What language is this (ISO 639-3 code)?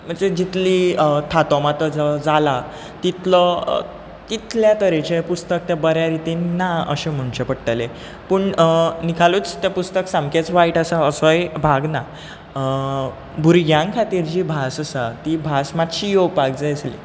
kok